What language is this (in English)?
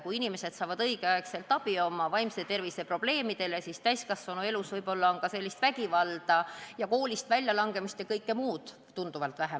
Estonian